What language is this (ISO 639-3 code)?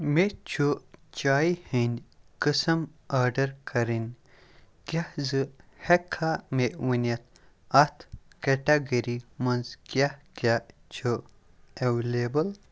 kas